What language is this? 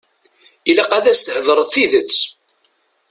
Kabyle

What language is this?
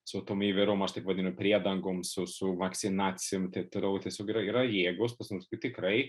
Lithuanian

